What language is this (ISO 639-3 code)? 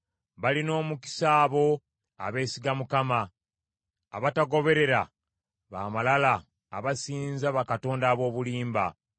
lug